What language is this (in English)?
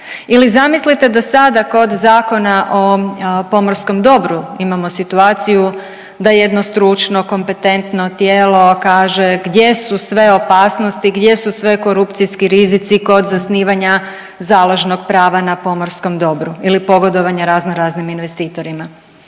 Croatian